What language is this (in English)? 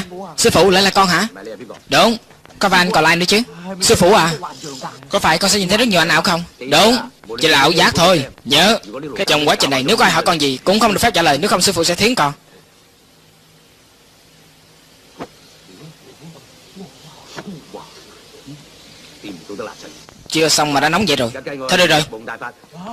Vietnamese